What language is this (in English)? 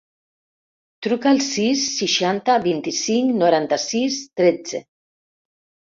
Catalan